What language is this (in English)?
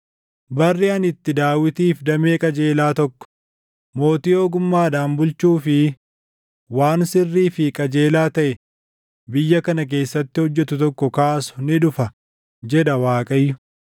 Oromo